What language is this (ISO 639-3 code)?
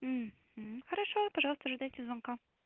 rus